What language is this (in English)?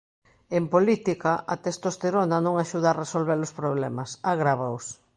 Galician